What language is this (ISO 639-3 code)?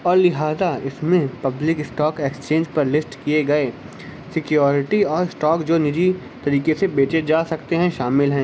urd